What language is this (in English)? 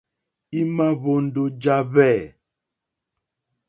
Mokpwe